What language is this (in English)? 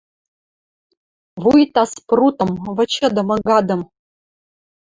Western Mari